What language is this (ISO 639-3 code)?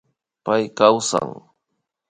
qvi